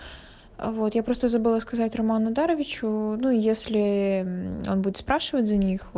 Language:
Russian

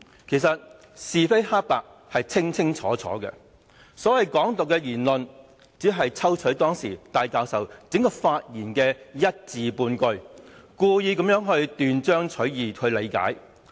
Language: Cantonese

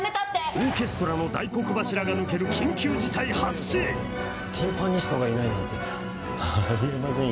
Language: Japanese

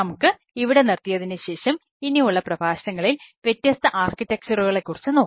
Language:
Malayalam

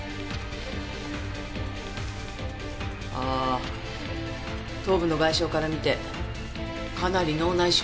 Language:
Japanese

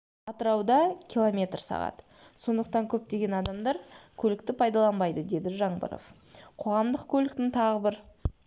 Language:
Kazakh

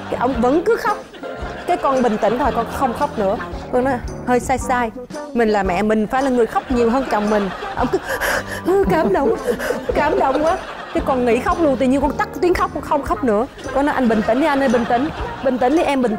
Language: Vietnamese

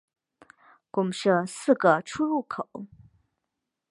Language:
Chinese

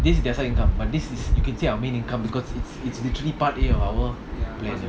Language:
English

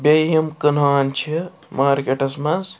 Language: Kashmiri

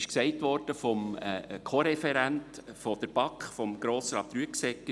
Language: Swiss German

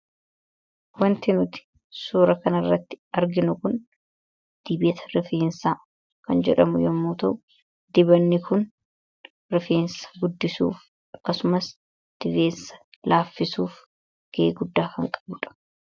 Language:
Oromo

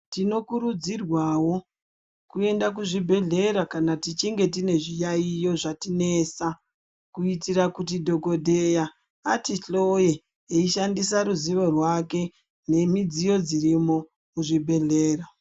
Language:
Ndau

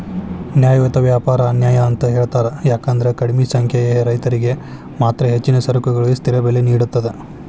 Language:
Kannada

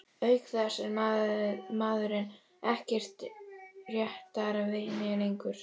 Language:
Icelandic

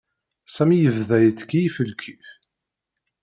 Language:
Kabyle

